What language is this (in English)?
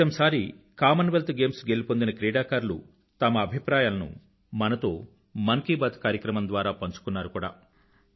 Telugu